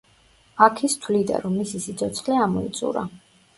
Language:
Georgian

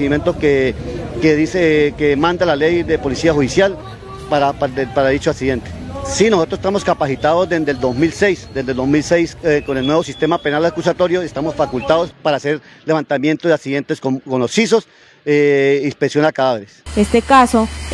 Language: Spanish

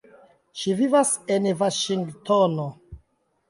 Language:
Esperanto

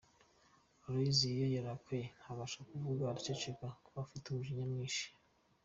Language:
Kinyarwanda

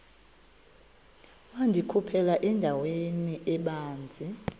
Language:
Xhosa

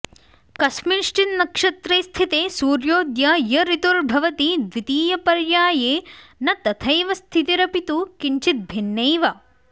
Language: Sanskrit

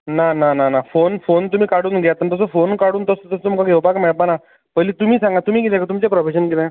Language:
Konkani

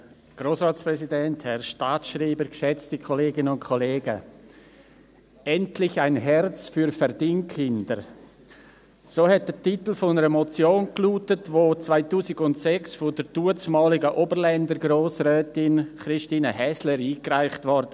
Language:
Swiss German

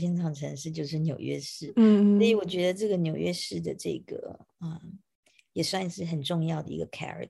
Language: Chinese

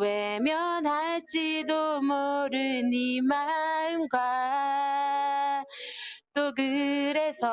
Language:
Korean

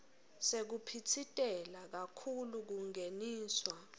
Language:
Swati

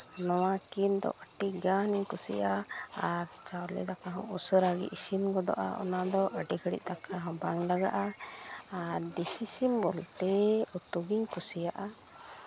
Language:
Santali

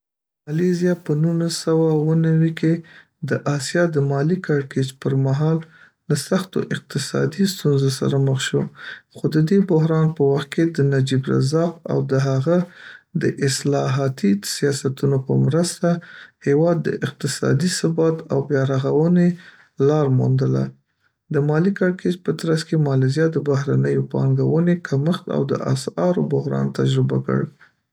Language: Pashto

